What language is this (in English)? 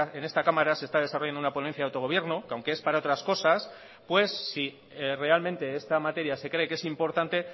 Spanish